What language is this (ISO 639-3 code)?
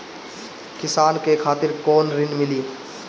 bho